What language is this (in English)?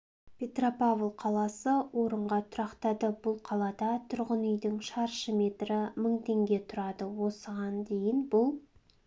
Kazakh